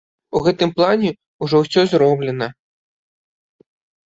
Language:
Belarusian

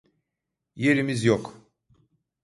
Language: Turkish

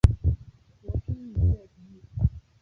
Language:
Chinese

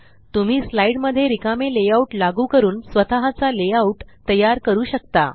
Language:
Marathi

